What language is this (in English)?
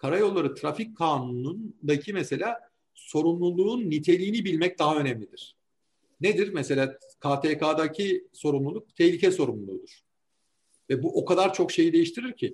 Turkish